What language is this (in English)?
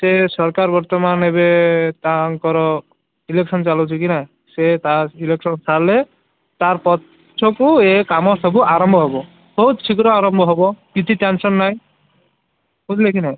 Odia